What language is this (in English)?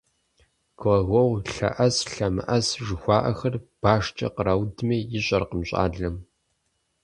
Kabardian